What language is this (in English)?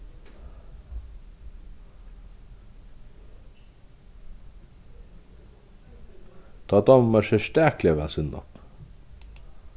Faroese